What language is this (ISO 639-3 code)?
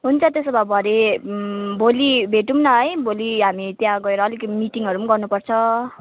nep